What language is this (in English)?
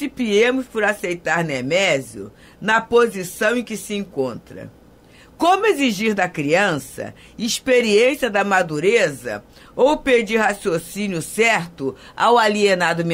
Portuguese